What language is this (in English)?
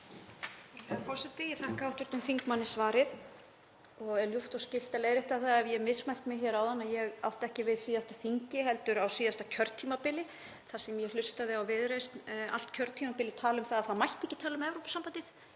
Icelandic